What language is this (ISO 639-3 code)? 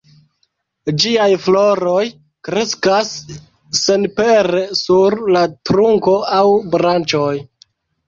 epo